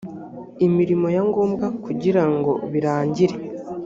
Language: Kinyarwanda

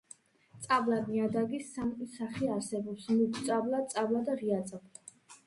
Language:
Georgian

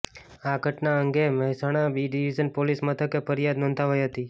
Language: Gujarati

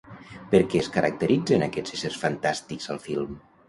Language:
Catalan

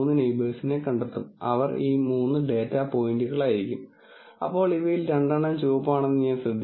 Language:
Malayalam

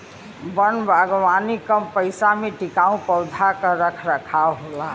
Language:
Bhojpuri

